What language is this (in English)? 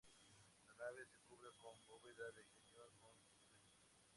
Spanish